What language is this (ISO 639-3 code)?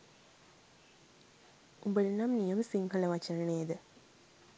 sin